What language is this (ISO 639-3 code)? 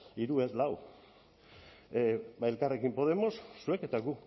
eus